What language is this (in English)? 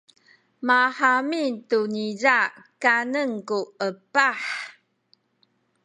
Sakizaya